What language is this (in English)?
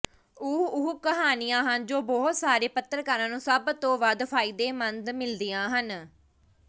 Punjabi